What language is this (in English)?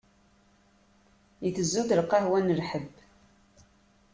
Kabyle